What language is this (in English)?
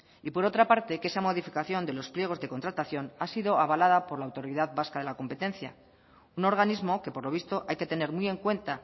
Spanish